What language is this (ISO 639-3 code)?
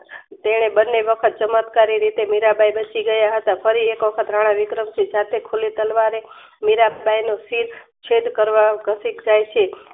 guj